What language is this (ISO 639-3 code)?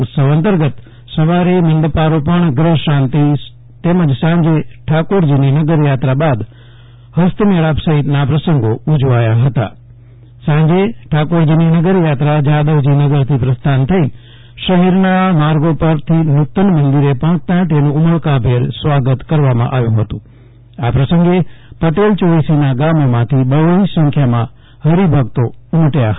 guj